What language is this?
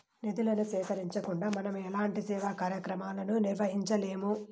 Telugu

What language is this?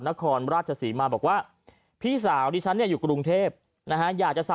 Thai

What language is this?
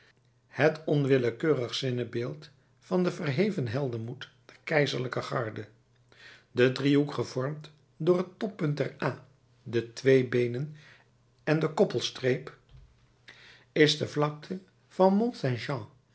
Dutch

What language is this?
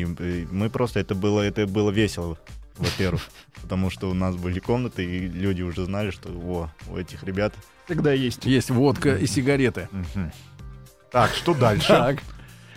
Russian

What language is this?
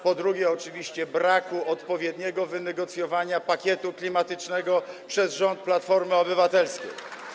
Polish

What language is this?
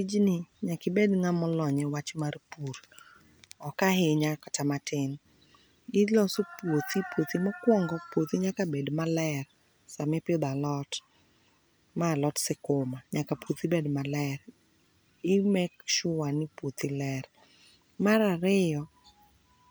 Luo (Kenya and Tanzania)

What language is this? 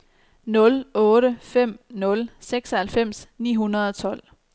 Danish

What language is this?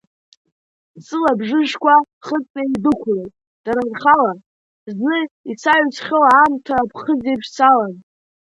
Abkhazian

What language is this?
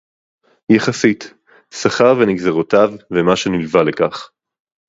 Hebrew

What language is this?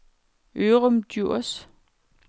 Danish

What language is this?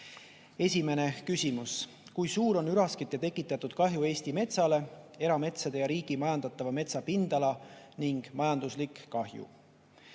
Estonian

